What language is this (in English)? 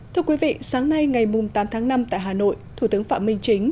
Vietnamese